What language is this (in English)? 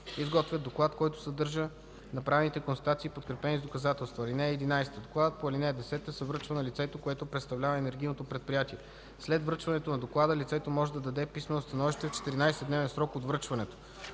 Bulgarian